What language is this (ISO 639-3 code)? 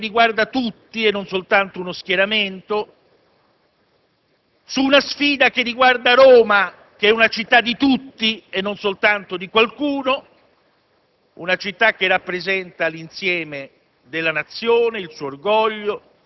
ita